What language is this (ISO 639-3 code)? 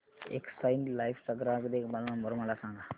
mar